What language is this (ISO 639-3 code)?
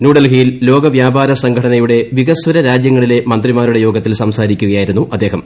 mal